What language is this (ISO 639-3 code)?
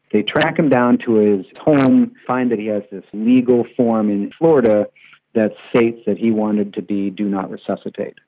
eng